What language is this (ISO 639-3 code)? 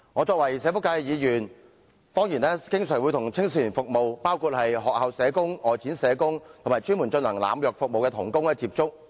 yue